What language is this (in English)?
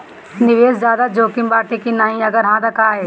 Bhojpuri